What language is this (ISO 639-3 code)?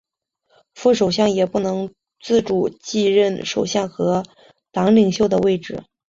zho